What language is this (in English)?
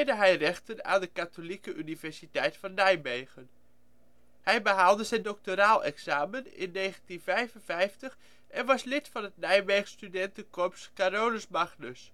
Dutch